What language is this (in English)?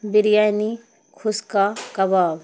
Urdu